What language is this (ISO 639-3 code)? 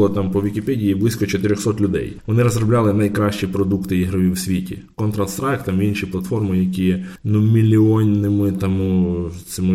ukr